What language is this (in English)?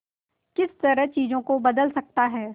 Hindi